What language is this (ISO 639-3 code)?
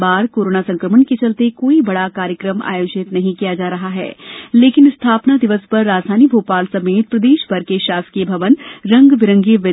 hin